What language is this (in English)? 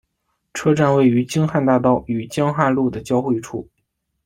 Chinese